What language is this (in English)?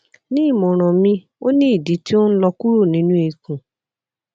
Yoruba